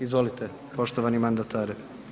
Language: Croatian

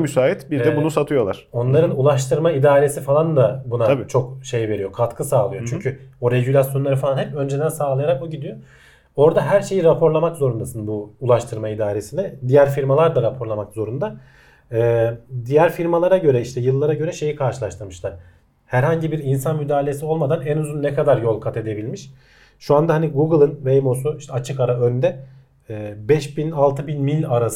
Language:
Turkish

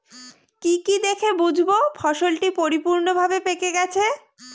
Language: Bangla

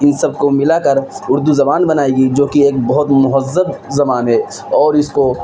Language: Urdu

